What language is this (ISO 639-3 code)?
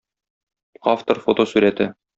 tat